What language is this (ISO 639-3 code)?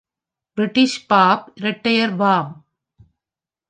tam